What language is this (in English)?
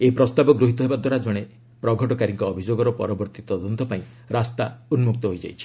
Odia